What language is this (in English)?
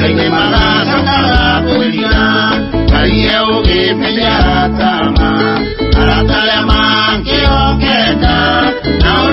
Korean